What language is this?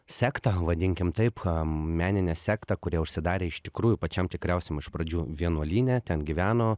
Lithuanian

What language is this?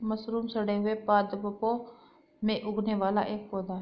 Hindi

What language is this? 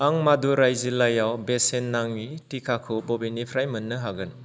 Bodo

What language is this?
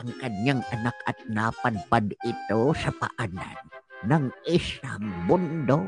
Filipino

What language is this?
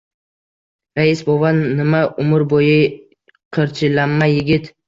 Uzbek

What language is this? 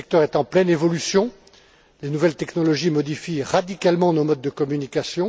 French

